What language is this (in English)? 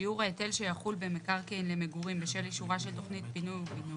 Hebrew